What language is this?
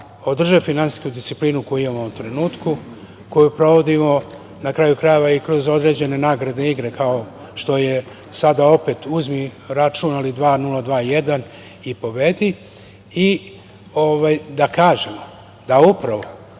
Serbian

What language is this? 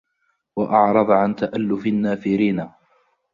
Arabic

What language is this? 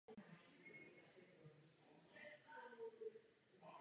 Czech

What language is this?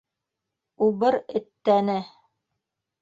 Bashkir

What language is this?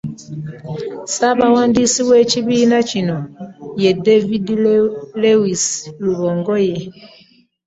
Ganda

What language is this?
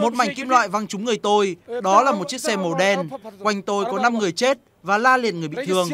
Vietnamese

